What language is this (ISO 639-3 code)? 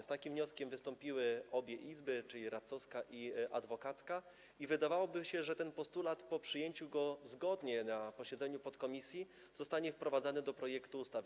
pol